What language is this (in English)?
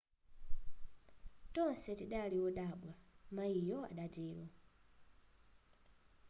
Nyanja